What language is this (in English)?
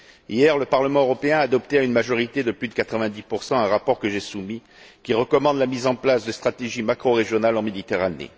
French